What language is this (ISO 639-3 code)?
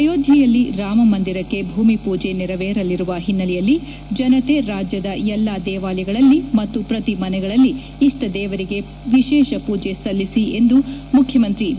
kan